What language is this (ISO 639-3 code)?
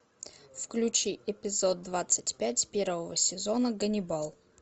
rus